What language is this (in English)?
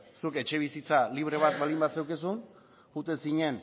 Basque